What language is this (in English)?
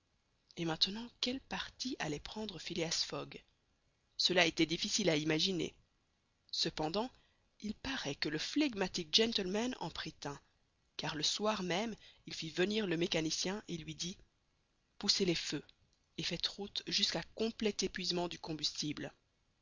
French